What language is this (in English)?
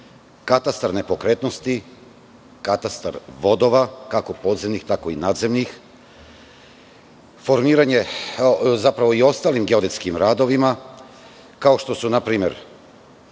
Serbian